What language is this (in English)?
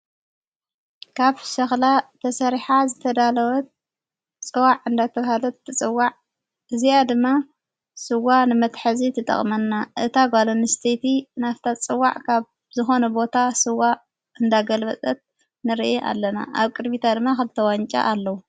Tigrinya